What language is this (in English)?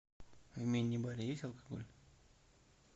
Russian